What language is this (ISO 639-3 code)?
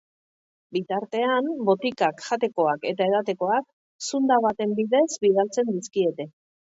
eus